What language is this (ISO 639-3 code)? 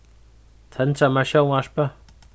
fao